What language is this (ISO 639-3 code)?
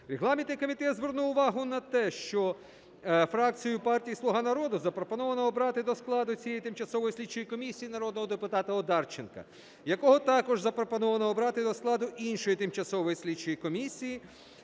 ukr